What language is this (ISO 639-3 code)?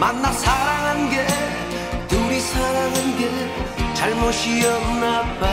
kor